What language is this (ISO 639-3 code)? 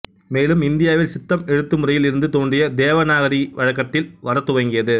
tam